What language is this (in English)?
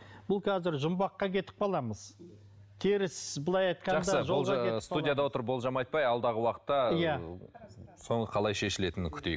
Kazakh